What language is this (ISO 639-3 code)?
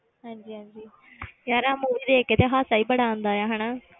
pan